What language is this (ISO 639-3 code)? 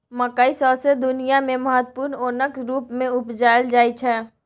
mai